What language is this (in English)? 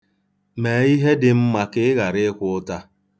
Igbo